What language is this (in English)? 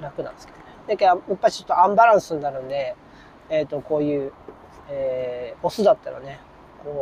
Japanese